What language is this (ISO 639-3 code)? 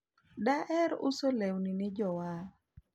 luo